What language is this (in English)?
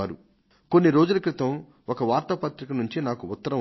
Telugu